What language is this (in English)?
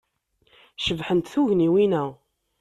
Kabyle